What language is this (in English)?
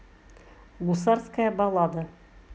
Russian